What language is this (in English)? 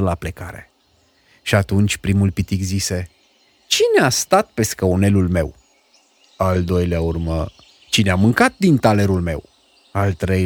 Romanian